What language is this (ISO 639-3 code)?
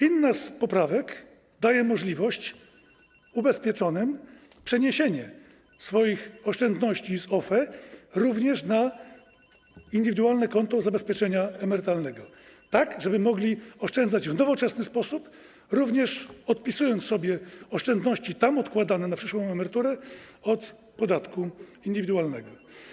pol